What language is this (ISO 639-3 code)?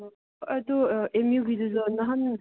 mni